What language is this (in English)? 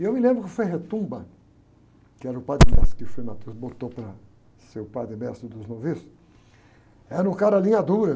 Portuguese